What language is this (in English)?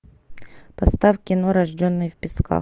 Russian